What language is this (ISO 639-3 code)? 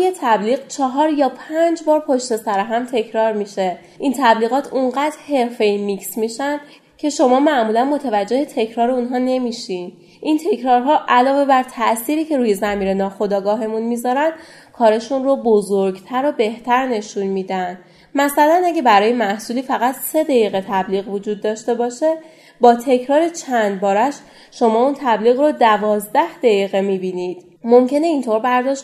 fas